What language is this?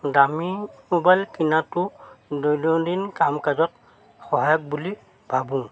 Assamese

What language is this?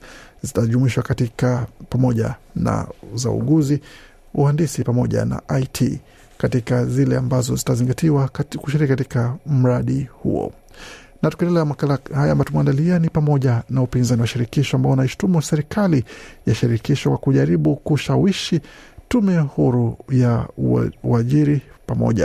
Swahili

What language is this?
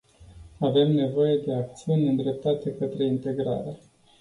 Romanian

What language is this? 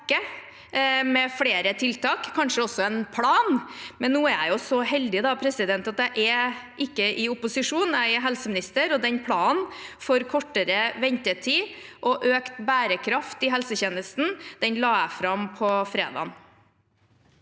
Norwegian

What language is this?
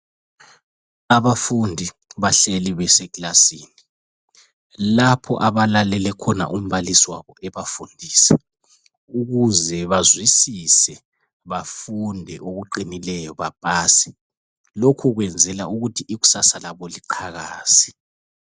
North Ndebele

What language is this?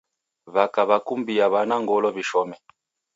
Taita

